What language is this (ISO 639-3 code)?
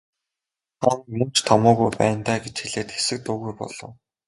mon